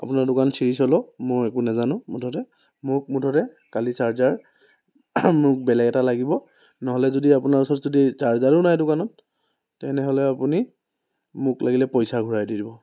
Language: Assamese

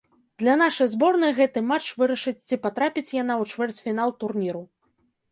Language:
Belarusian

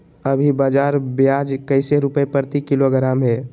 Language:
Magahi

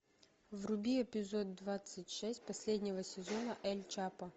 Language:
Russian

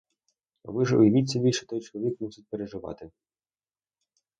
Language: Ukrainian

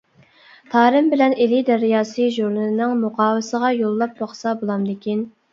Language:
Uyghur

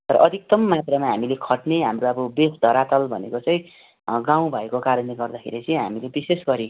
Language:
Nepali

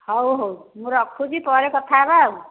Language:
Odia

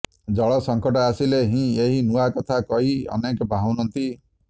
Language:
Odia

